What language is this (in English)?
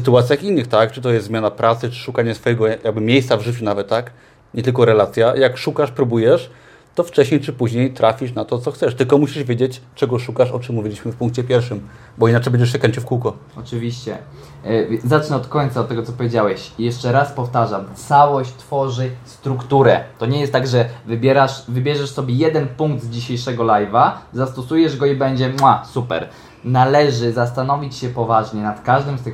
Polish